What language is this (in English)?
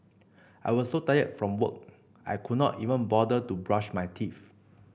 English